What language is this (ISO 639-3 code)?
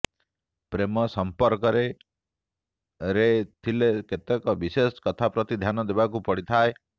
ori